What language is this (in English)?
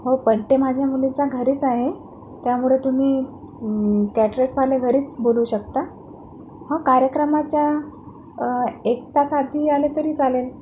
Marathi